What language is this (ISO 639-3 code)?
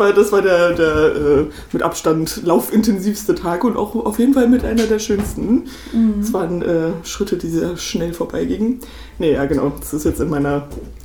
deu